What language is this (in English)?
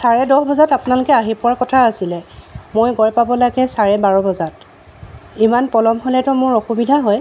Assamese